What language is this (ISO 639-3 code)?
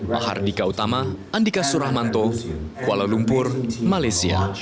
ind